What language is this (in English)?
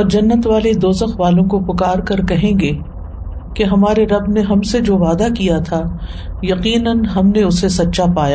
Urdu